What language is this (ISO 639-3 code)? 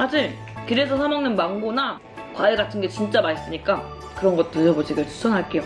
kor